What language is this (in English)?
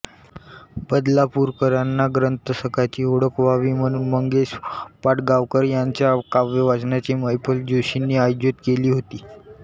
Marathi